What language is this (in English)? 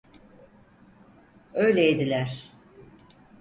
Turkish